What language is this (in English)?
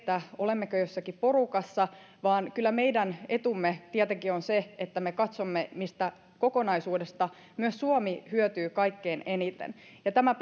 Finnish